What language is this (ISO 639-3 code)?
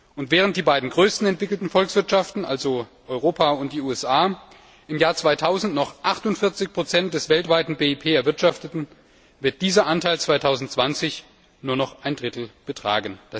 deu